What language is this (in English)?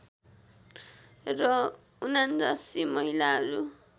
Nepali